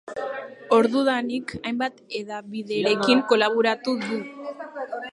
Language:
Basque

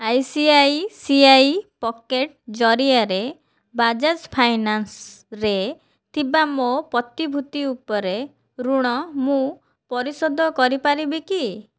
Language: Odia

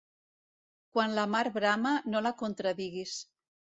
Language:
Catalan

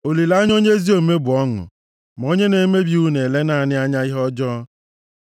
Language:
Igbo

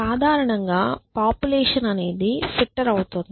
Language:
Telugu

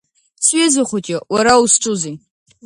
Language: Abkhazian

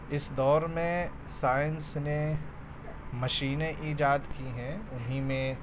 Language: Urdu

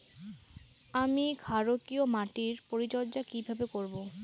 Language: Bangla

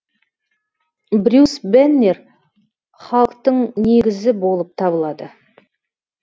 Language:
Kazakh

